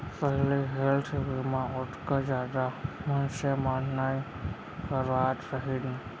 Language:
Chhattisgarhi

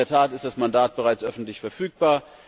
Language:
German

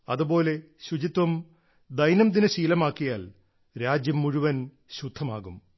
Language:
Malayalam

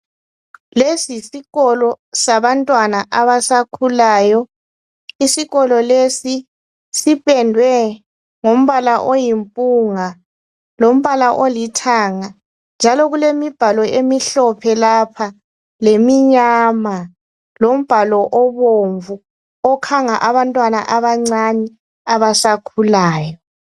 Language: North Ndebele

